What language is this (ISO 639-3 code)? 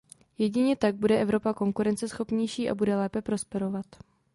ces